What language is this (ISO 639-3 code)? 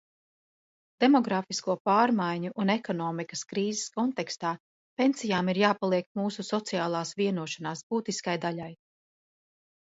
lav